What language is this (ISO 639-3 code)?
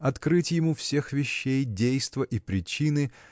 rus